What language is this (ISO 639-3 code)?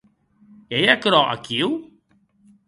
oci